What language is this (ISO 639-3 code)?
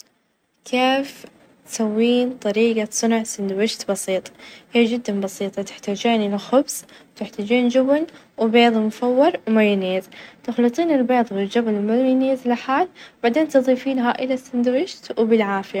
ars